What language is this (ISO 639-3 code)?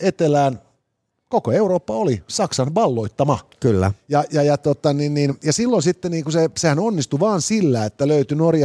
fin